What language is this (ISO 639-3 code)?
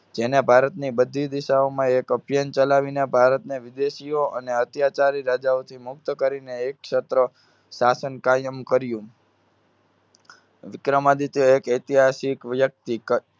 guj